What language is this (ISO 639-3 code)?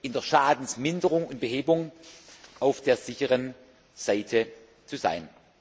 deu